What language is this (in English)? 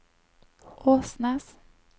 Norwegian